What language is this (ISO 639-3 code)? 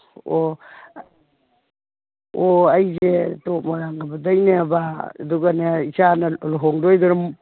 mni